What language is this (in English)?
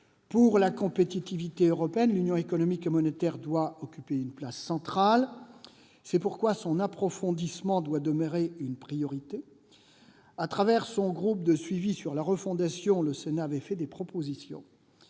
French